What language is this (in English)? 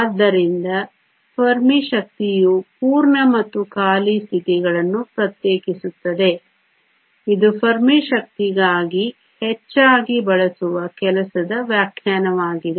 Kannada